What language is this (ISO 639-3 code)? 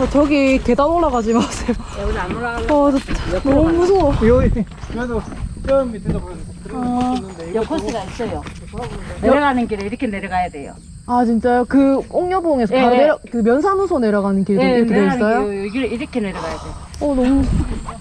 kor